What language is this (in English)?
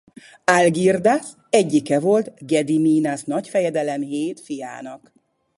Hungarian